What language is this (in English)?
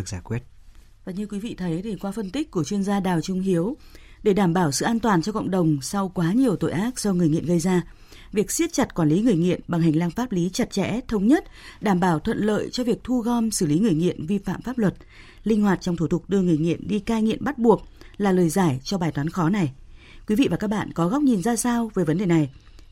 Vietnamese